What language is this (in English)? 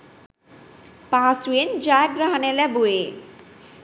Sinhala